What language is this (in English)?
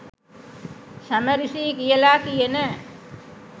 Sinhala